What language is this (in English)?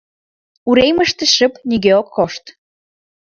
Mari